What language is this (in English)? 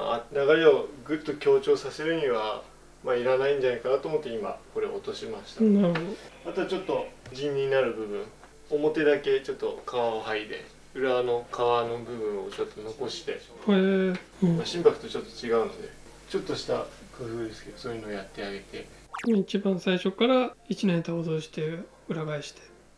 Japanese